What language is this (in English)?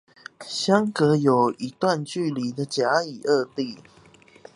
Chinese